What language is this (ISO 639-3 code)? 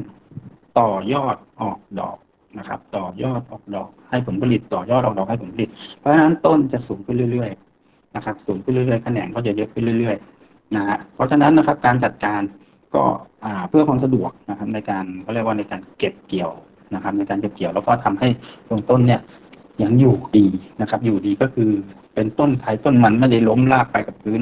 tha